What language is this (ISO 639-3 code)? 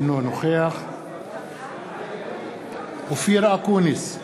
heb